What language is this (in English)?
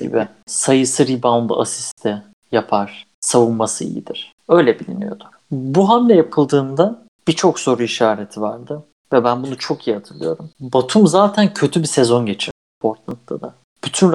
Turkish